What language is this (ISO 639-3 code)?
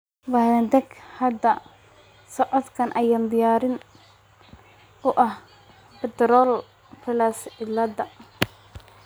som